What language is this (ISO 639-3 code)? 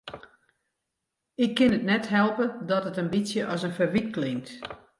fry